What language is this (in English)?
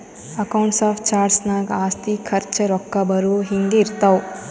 Kannada